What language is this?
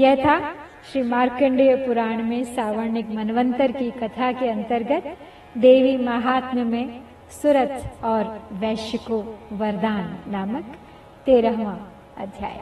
Hindi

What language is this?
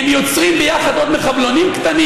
Hebrew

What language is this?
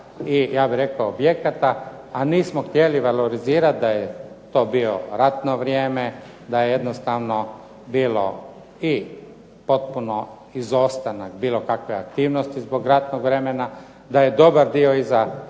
Croatian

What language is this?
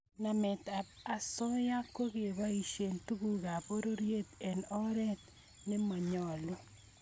Kalenjin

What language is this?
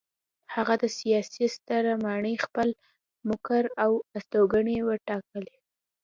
Pashto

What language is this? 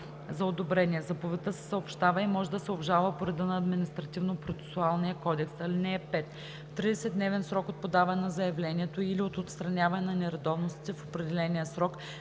Bulgarian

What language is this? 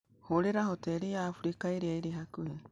Kikuyu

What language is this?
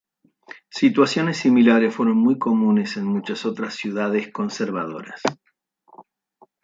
Spanish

